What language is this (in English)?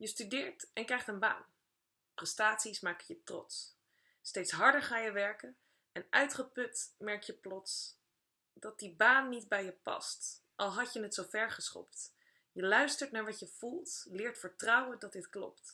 Dutch